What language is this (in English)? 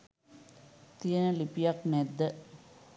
Sinhala